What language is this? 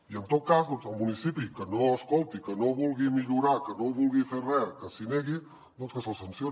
Catalan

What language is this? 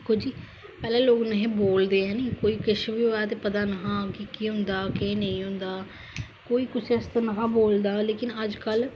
Dogri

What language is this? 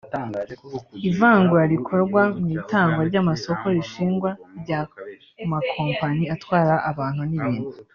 Kinyarwanda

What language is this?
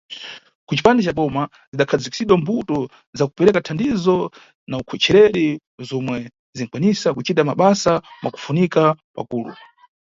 Nyungwe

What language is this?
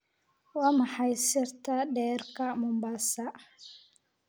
Somali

